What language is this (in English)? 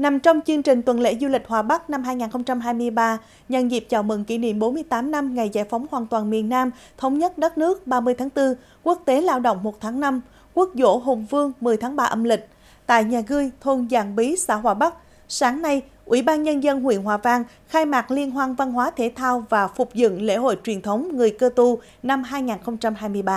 Vietnamese